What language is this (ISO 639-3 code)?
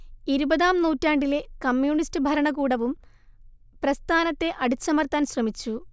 mal